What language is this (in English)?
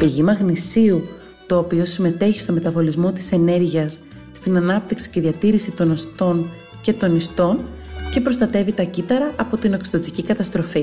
Greek